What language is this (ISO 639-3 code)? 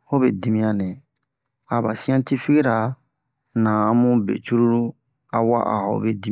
bmq